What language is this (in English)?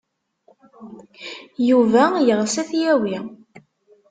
Kabyle